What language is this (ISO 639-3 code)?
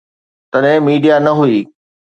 snd